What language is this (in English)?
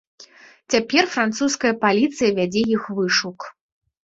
Belarusian